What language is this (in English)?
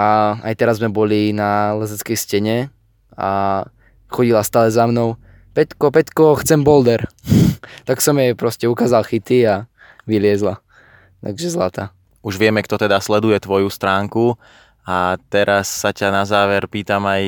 Slovak